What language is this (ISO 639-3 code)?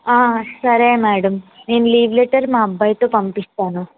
tel